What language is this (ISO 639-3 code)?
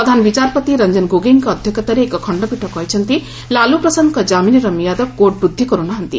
ori